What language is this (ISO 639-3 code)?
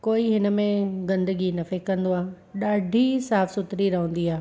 snd